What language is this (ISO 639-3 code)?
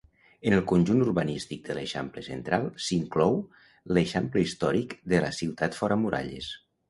cat